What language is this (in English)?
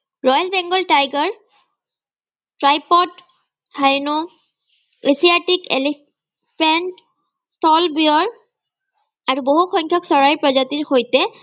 Assamese